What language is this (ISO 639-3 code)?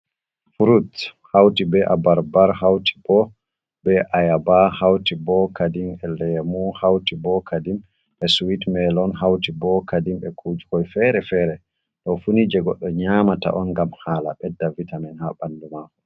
ful